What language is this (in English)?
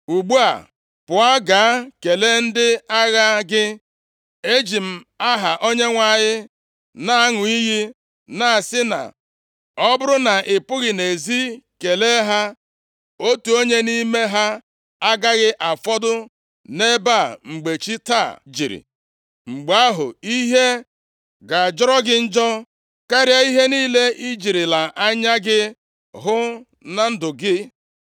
Igbo